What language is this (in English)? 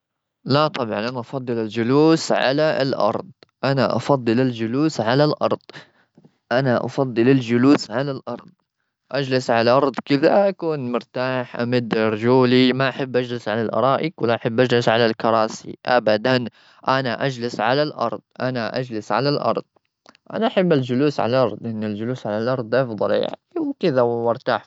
Gulf Arabic